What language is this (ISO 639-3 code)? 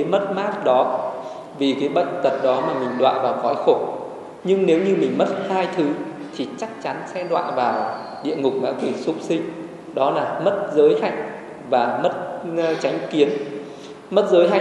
vie